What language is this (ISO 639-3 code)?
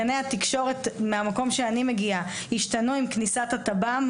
heb